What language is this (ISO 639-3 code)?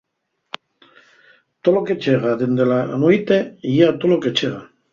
ast